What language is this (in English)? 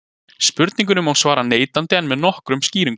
Icelandic